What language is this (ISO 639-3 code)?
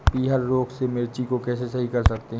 hin